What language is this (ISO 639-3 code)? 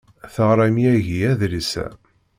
kab